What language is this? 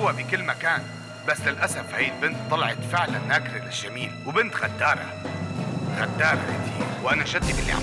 Arabic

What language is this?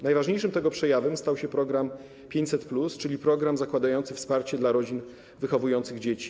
Polish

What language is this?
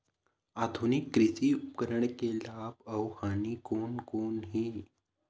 Chhattisgarhi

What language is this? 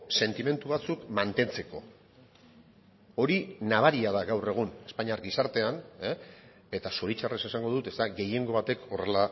Basque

